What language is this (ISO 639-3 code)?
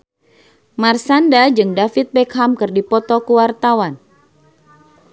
sun